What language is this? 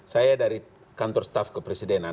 Indonesian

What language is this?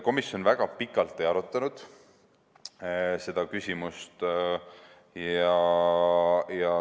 Estonian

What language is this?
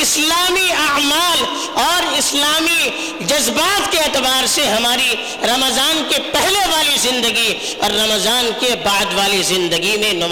Urdu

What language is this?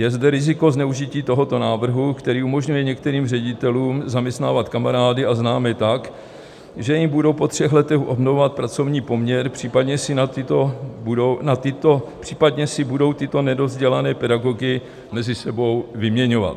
Czech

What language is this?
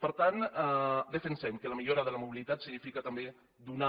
Catalan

